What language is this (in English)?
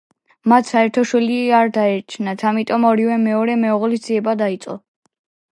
Georgian